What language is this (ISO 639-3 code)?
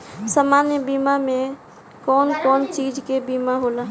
bho